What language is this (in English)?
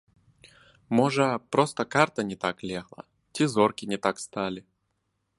Belarusian